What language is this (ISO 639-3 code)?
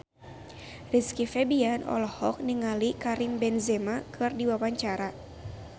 sun